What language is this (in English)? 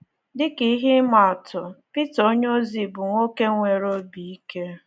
Igbo